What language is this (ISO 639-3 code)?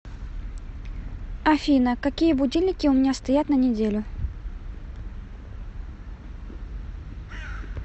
rus